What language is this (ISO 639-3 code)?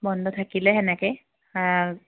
asm